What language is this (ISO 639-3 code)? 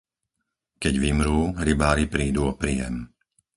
slk